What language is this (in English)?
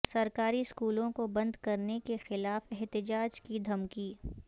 Urdu